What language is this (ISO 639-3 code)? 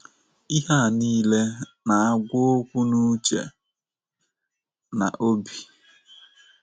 ibo